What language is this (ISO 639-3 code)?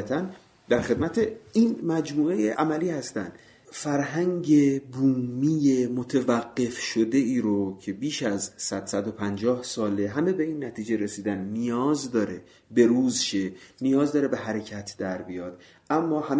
fas